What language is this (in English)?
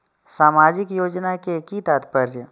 Maithili